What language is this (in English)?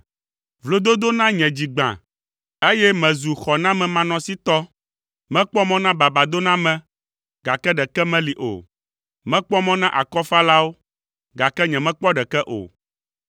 Ewe